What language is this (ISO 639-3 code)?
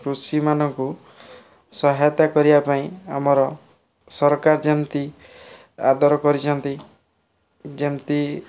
ori